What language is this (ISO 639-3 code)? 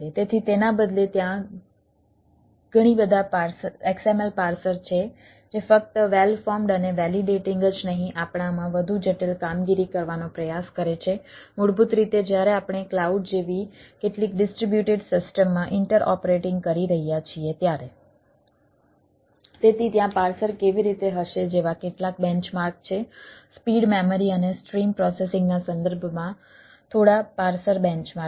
guj